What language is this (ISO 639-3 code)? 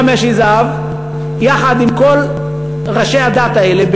heb